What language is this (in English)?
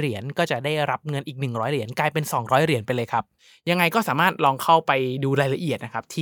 Thai